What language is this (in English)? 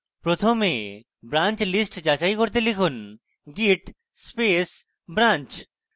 Bangla